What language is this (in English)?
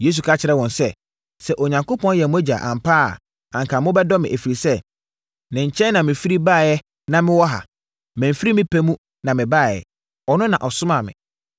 Akan